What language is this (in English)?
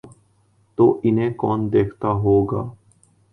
Urdu